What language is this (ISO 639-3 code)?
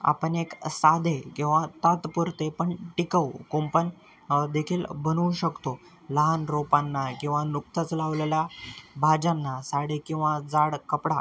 mar